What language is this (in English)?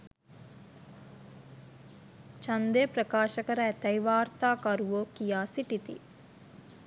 Sinhala